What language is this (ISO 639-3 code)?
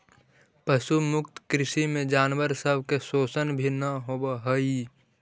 mag